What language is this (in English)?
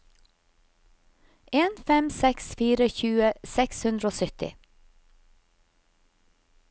Norwegian